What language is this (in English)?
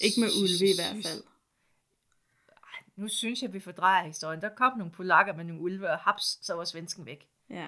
Danish